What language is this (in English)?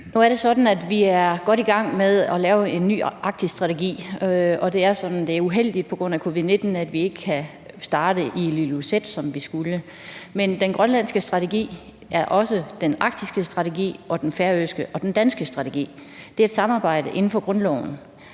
Danish